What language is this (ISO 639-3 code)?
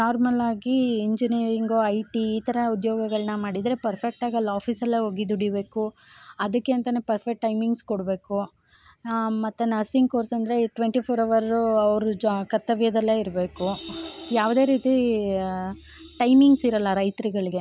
kan